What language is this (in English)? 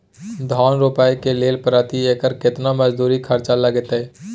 Maithili